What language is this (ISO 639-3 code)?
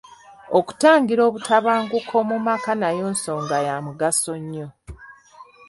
lug